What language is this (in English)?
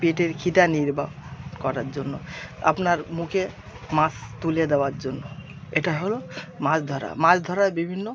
Bangla